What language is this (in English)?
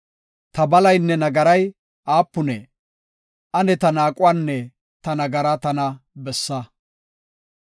Gofa